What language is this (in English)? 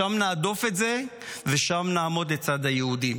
Hebrew